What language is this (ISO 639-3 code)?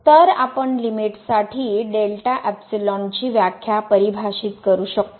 mar